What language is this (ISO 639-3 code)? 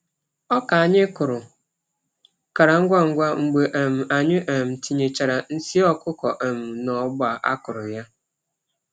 ibo